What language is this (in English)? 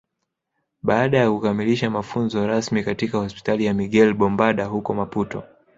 Swahili